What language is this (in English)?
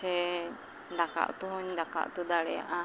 Santali